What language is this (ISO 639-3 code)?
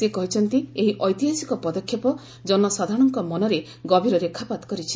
ori